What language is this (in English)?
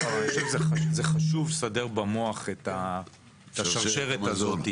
Hebrew